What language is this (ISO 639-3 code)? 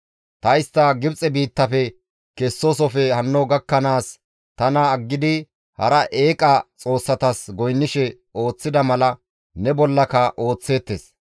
gmv